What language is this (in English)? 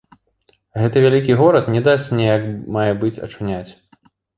Belarusian